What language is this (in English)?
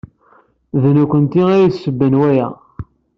Kabyle